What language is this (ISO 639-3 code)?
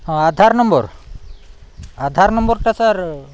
ori